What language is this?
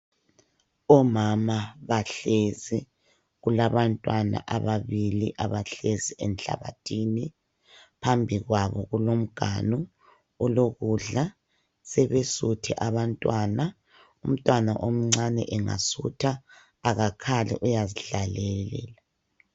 North Ndebele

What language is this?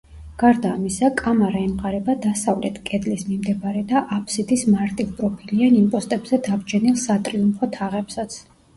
Georgian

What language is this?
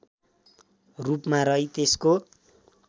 Nepali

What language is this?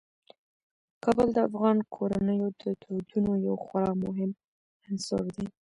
Pashto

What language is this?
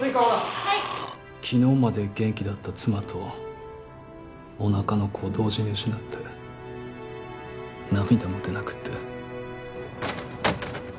Japanese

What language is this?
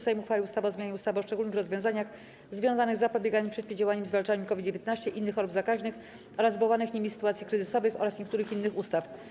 Polish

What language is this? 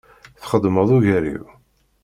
Kabyle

